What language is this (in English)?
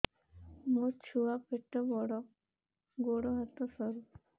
Odia